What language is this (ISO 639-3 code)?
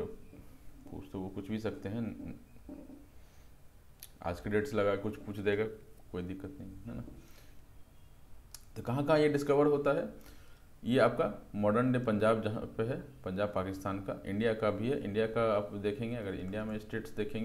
hin